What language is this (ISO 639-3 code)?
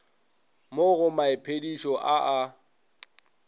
nso